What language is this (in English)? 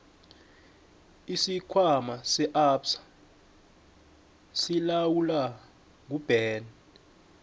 South Ndebele